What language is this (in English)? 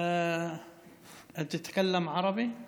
Hebrew